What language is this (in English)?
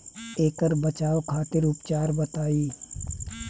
Bhojpuri